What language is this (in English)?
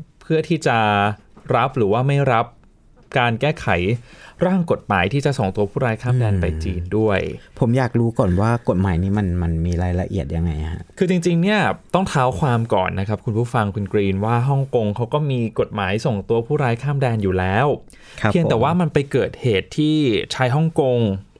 Thai